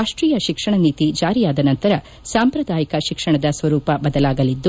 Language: Kannada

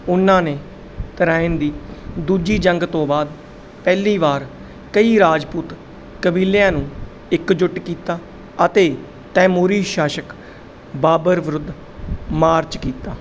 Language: Punjabi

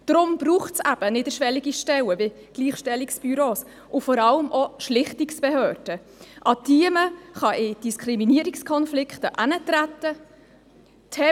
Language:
Swiss German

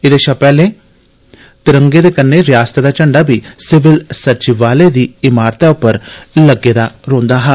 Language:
Dogri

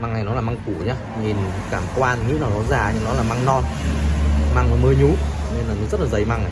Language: Vietnamese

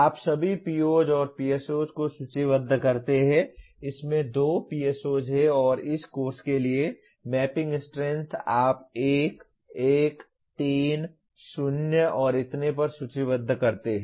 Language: Hindi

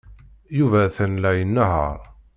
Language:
Kabyle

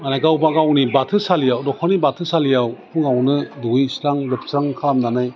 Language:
Bodo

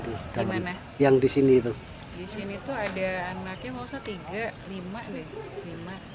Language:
Indonesian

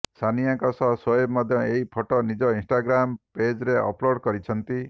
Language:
Odia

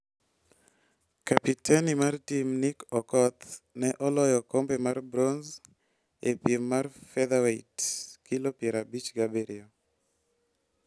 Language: Luo (Kenya and Tanzania)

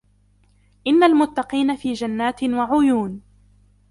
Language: Arabic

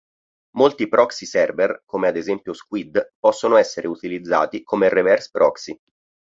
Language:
Italian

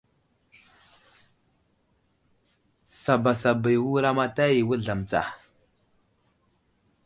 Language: Wuzlam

